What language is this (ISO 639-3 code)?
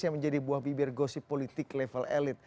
ind